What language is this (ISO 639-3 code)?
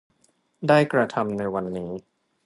tha